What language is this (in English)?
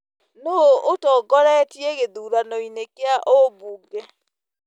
Kikuyu